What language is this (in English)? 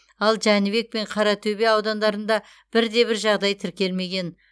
Kazakh